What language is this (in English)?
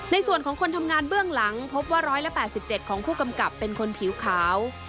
Thai